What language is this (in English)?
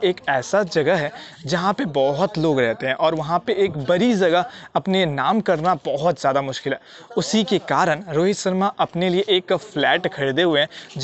Hindi